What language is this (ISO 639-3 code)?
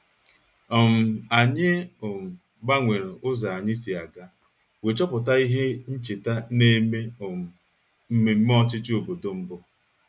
ibo